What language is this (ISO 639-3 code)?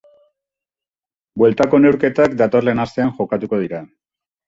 eus